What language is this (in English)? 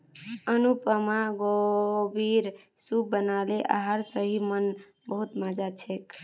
Magahi